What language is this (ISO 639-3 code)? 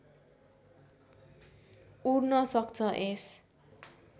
nep